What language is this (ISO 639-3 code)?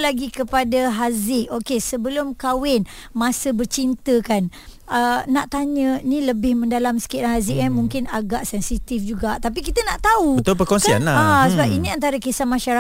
msa